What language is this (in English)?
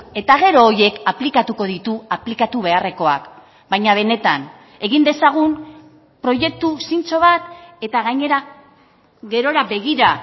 Basque